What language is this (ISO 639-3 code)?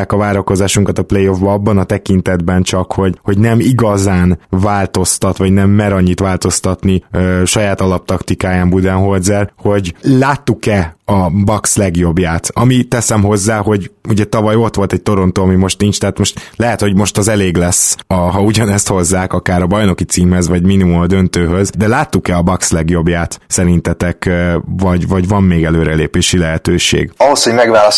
hun